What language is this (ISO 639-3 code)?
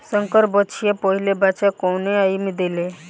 bho